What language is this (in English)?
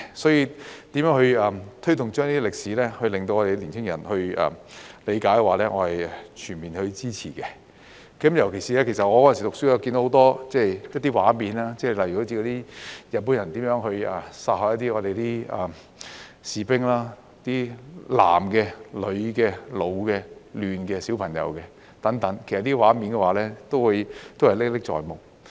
Cantonese